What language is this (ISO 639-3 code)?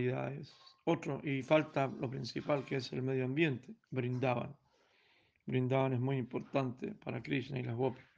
spa